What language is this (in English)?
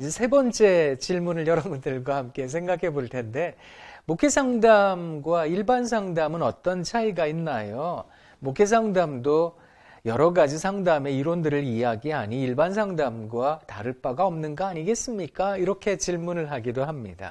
Korean